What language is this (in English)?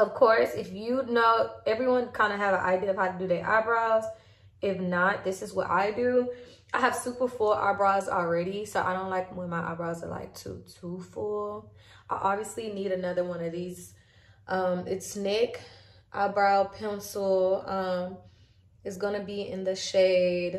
English